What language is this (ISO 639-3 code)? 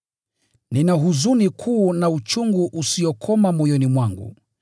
swa